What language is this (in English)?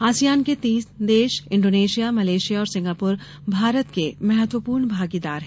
Hindi